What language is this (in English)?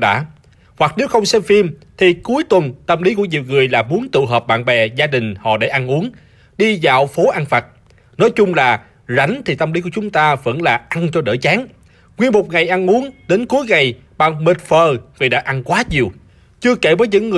Vietnamese